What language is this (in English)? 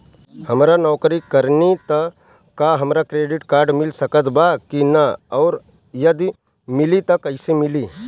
Bhojpuri